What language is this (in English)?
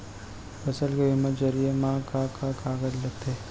Chhattisgarhi